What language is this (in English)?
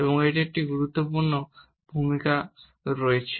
Bangla